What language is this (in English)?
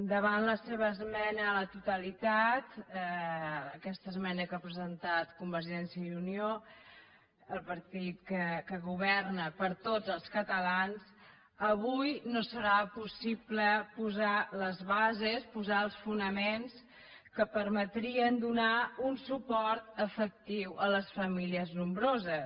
Catalan